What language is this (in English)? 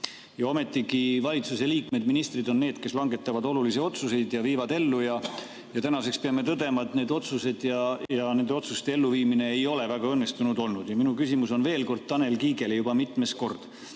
Estonian